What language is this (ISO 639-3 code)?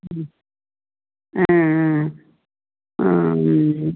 tam